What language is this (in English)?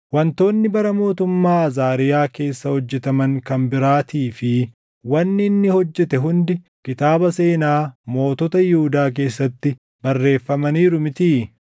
Oromo